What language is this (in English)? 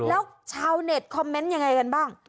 Thai